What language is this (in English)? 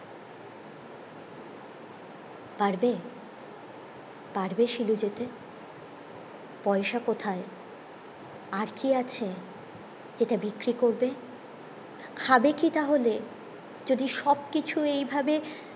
Bangla